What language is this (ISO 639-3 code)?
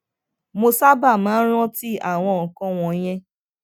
yor